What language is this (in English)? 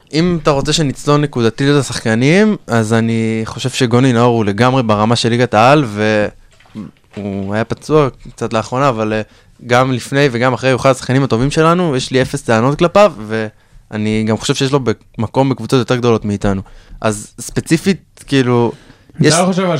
Hebrew